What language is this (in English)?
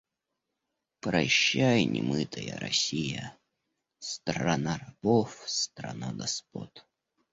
Russian